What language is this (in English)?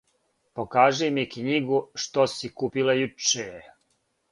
Serbian